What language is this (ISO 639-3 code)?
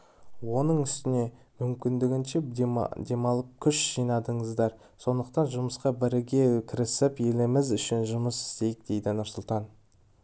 kaz